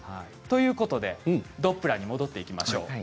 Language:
Japanese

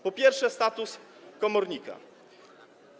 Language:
Polish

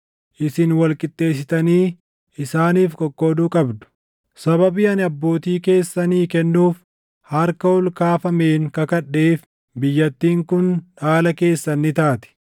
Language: Oromo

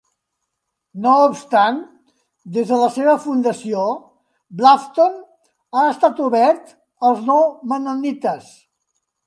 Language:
Catalan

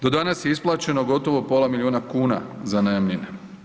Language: Croatian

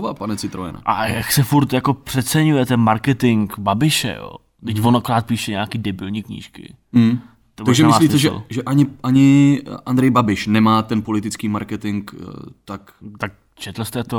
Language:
Czech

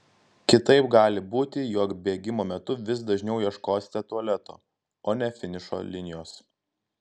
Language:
Lithuanian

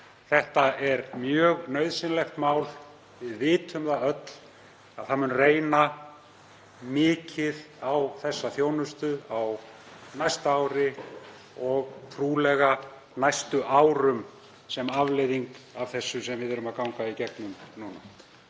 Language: Icelandic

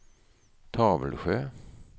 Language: Swedish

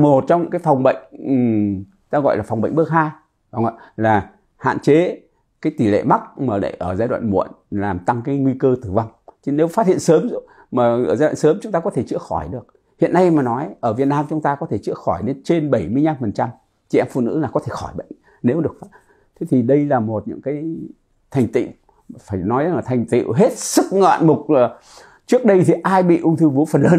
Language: Vietnamese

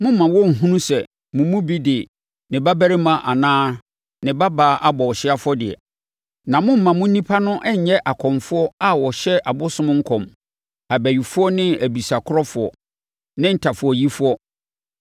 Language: Akan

